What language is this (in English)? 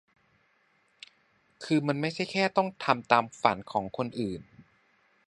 Thai